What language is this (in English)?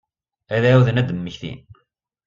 Kabyle